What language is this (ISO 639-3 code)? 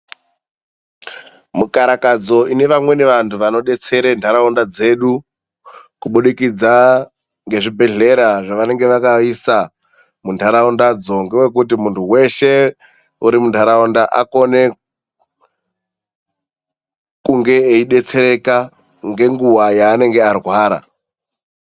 ndc